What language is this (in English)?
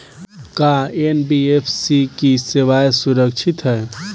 Bhojpuri